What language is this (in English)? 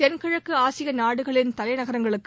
Tamil